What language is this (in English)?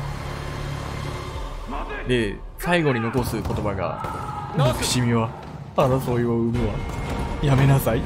Japanese